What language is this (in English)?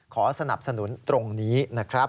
Thai